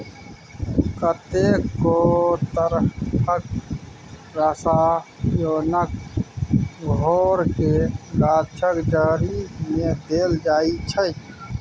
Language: Maithili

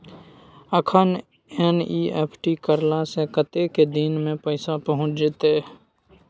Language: Maithili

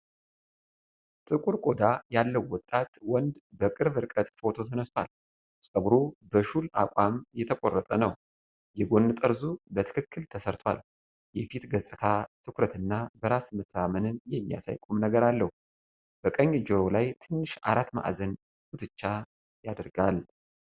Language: Amharic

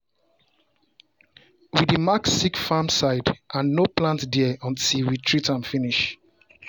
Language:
Nigerian Pidgin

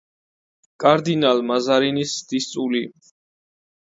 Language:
Georgian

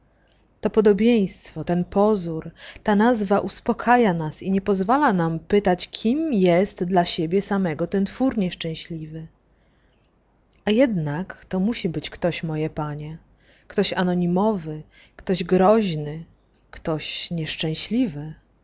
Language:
Polish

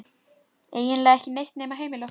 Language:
Icelandic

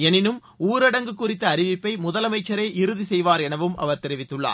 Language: Tamil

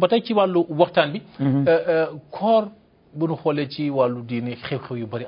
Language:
Turkish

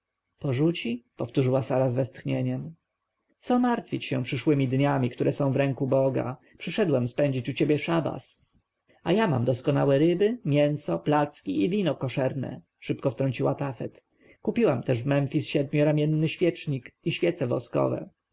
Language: Polish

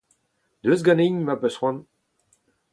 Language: Breton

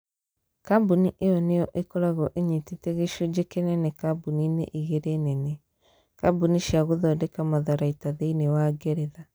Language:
Kikuyu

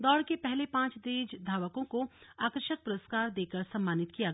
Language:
Hindi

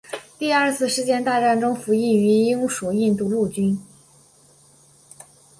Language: Chinese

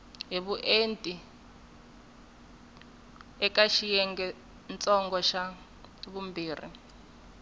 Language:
Tsonga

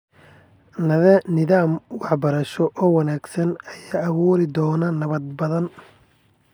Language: Somali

